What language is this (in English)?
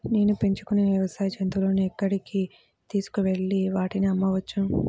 Telugu